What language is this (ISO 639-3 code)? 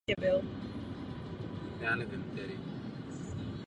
ces